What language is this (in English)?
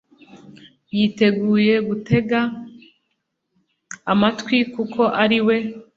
Kinyarwanda